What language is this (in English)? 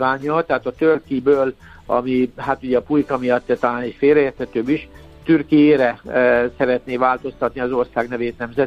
Hungarian